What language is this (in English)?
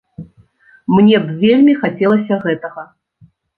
Belarusian